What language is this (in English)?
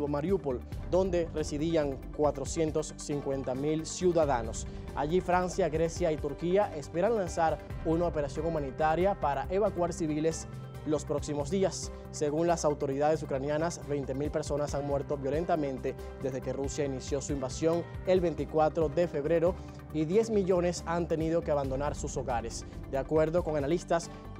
Spanish